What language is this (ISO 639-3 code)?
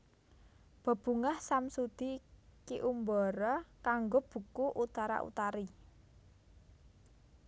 jav